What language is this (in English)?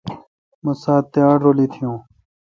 Kalkoti